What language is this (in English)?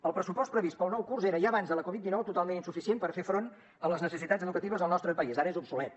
Catalan